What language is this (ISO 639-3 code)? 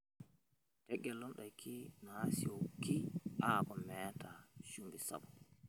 mas